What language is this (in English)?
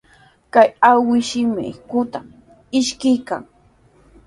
Sihuas Ancash Quechua